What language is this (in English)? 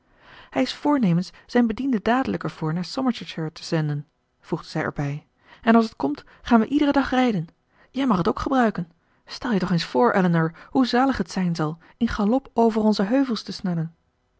Dutch